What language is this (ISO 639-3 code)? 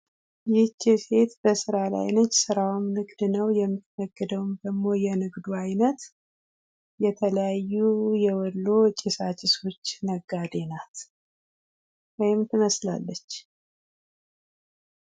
amh